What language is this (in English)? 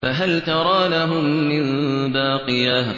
Arabic